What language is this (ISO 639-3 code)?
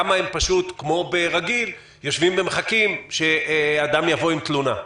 heb